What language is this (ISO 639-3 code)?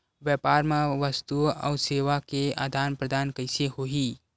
hne